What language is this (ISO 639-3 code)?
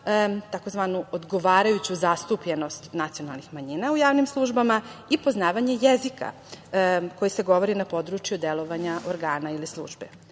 srp